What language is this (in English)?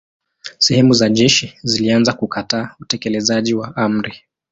Swahili